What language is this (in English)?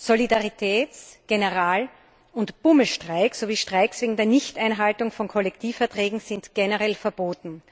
German